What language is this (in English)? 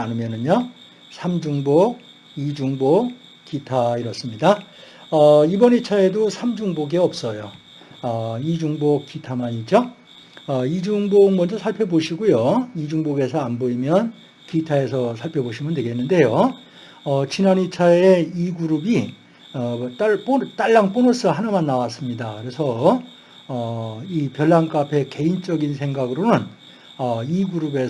Korean